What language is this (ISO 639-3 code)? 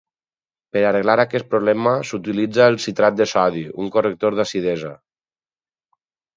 cat